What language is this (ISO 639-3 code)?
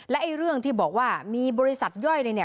tha